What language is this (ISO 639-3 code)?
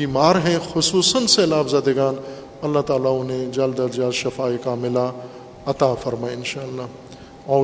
urd